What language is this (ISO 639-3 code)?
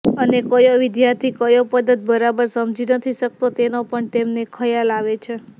guj